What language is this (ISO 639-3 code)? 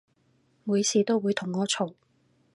yue